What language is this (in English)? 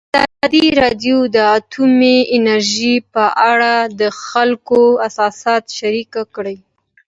Pashto